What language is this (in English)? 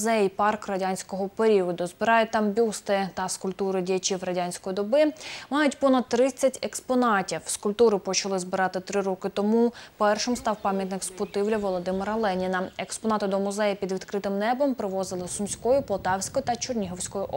Ukrainian